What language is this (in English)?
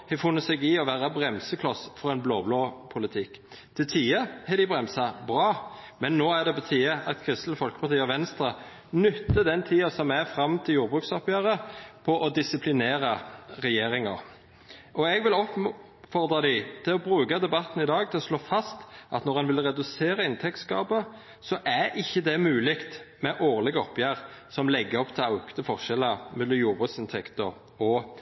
Norwegian Nynorsk